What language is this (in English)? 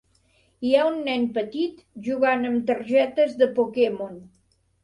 Catalan